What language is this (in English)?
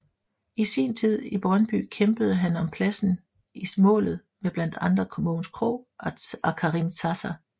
Danish